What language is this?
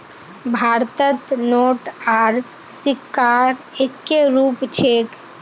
Magahi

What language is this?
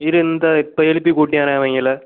Tamil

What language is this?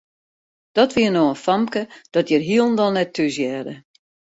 Western Frisian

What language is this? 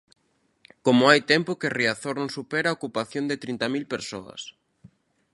Galician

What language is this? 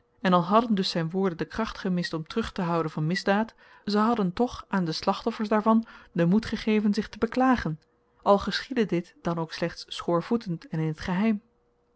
Dutch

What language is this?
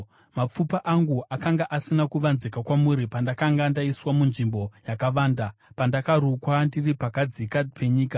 Shona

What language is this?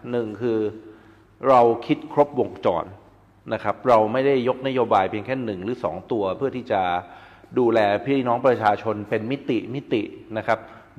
Thai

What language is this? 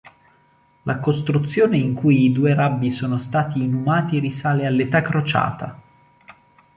Italian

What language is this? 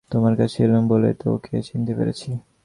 Bangla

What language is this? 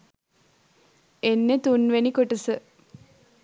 Sinhala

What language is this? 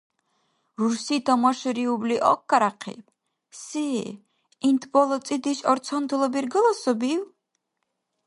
Dargwa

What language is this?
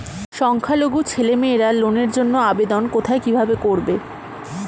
Bangla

